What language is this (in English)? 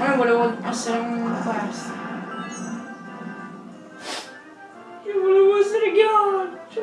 Italian